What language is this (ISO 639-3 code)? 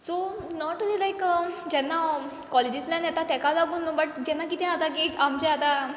kok